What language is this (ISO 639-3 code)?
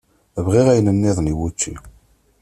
kab